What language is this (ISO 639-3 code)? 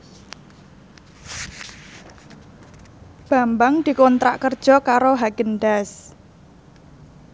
jav